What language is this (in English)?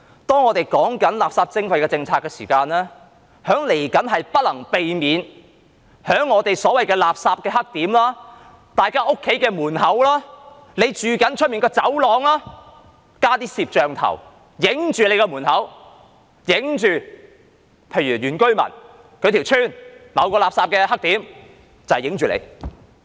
Cantonese